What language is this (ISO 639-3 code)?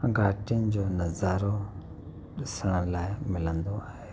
snd